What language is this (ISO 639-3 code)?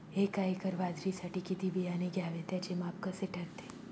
mar